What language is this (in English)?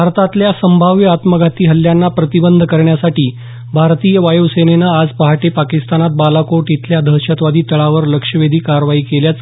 Marathi